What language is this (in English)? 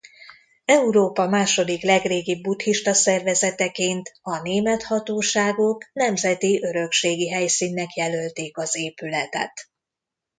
Hungarian